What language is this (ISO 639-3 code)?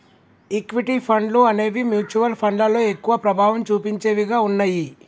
tel